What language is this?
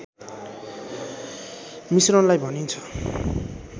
Nepali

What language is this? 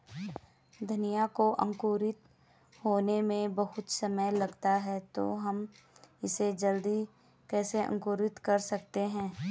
Hindi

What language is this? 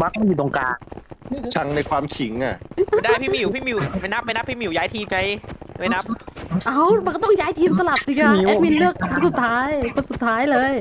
Thai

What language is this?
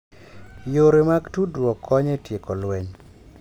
Luo (Kenya and Tanzania)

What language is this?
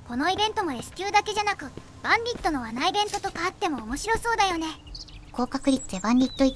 Japanese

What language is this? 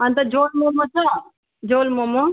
Nepali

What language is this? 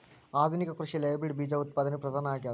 Kannada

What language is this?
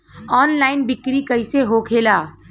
Bhojpuri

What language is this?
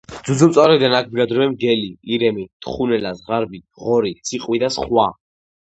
Georgian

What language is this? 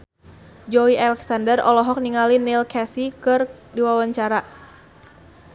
Sundanese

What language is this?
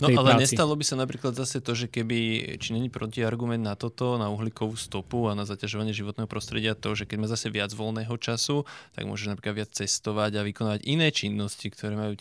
Slovak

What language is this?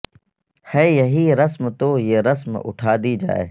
Urdu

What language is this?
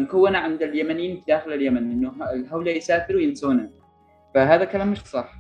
Arabic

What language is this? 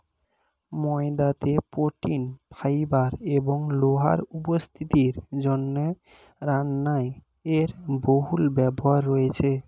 Bangla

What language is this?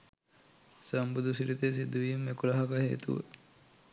Sinhala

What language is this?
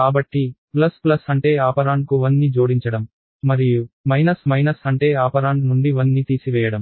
Telugu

